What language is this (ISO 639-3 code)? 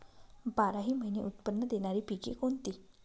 mar